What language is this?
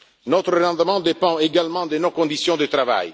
French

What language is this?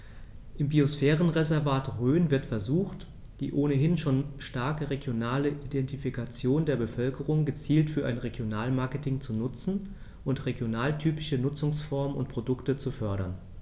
German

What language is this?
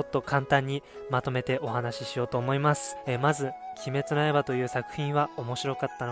Japanese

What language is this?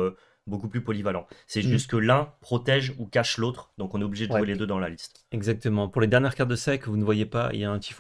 French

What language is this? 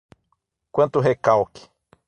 Portuguese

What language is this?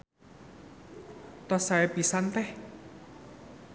Sundanese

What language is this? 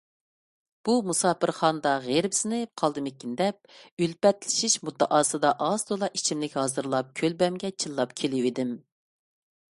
Uyghur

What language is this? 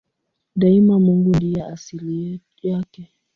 Swahili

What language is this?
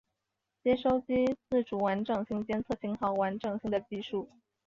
Chinese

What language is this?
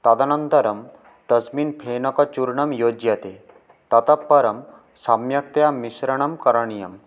Sanskrit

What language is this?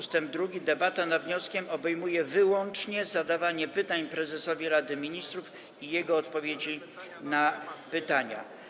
Polish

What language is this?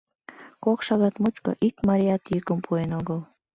Mari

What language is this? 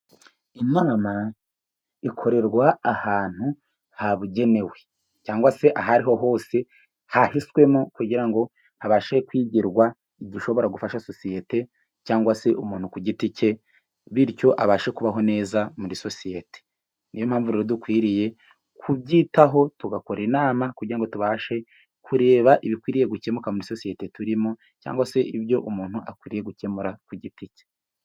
Kinyarwanda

